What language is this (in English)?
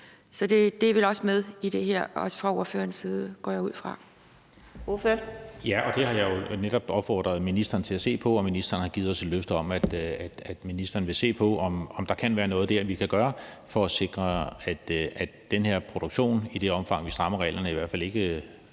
Danish